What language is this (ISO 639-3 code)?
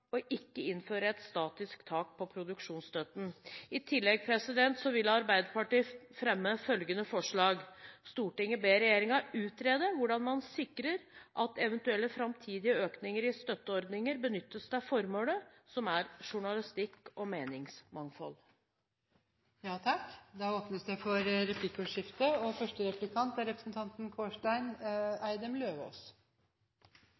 nob